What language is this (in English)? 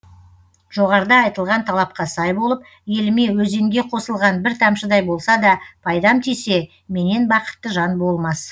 Kazakh